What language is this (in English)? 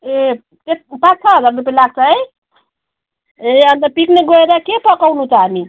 Nepali